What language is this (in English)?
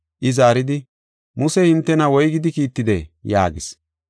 Gofa